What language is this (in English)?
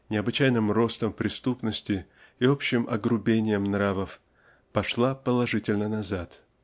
Russian